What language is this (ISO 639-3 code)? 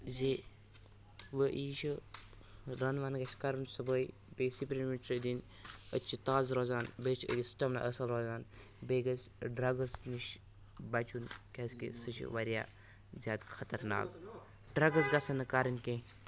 kas